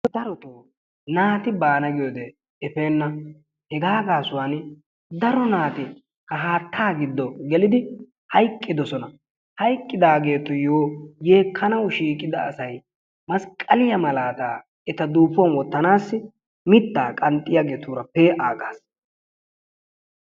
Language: Wolaytta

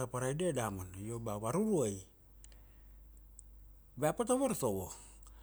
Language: Kuanua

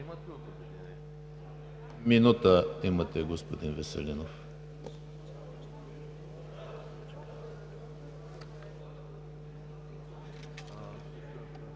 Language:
Bulgarian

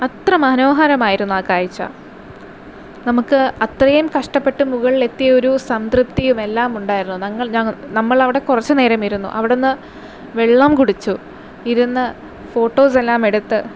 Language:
Malayalam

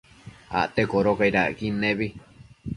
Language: Matsés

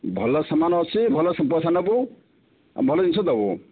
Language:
Odia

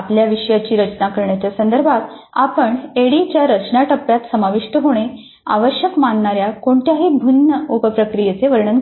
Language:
Marathi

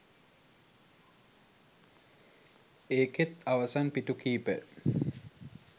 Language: Sinhala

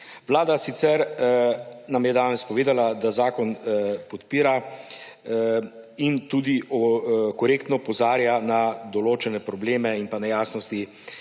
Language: Slovenian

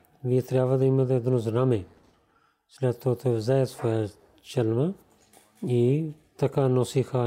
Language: Bulgarian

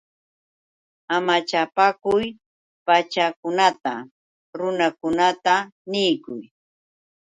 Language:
Yauyos Quechua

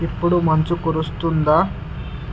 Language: Telugu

